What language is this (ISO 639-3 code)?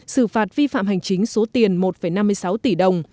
vie